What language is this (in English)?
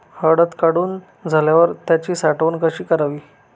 Marathi